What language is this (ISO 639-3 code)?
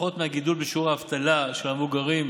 heb